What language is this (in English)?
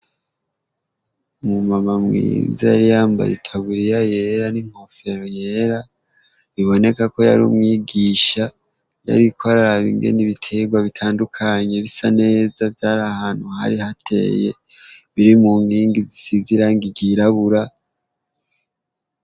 Rundi